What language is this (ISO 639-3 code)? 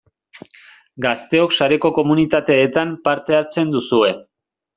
eus